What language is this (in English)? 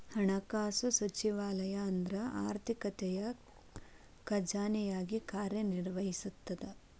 Kannada